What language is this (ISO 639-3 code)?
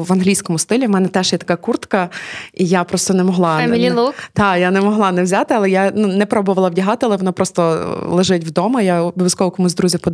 ukr